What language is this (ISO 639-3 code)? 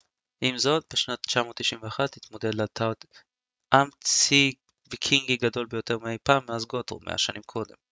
heb